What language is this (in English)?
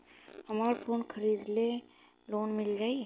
Bhojpuri